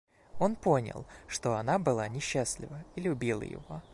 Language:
Russian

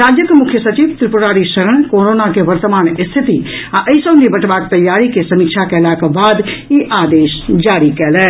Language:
Maithili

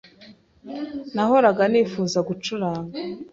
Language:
Kinyarwanda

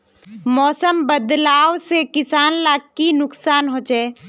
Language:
Magahi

